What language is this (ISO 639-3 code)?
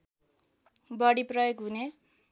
nep